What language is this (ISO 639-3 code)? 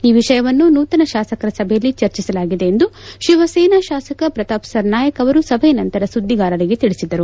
kan